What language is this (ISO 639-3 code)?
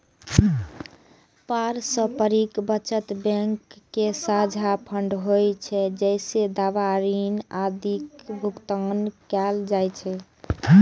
mai